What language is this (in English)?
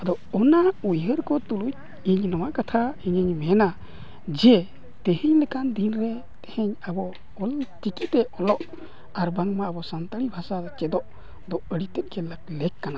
Santali